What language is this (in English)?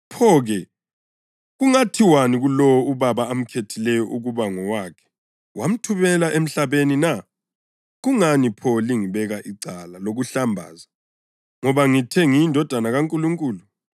North Ndebele